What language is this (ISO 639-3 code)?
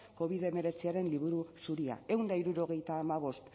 eus